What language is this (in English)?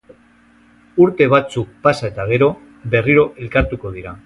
Basque